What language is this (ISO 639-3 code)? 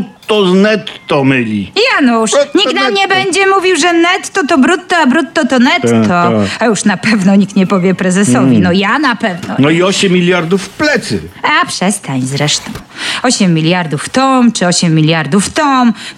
pol